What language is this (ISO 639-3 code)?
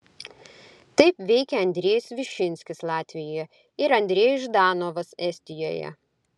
lit